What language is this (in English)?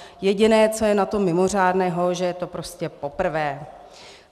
Czech